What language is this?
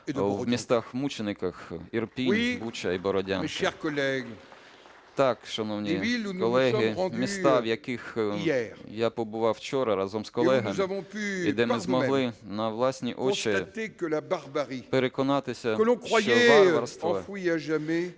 Ukrainian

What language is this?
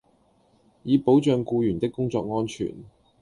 Cantonese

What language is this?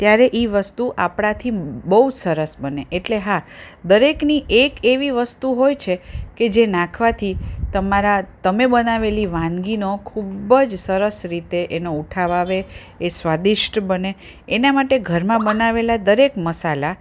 Gujarati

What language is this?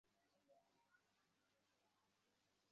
Bangla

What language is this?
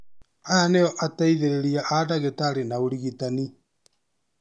Kikuyu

